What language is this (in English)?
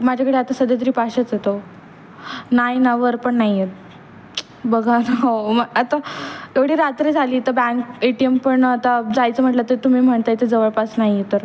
Marathi